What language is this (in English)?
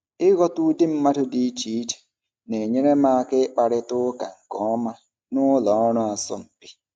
Igbo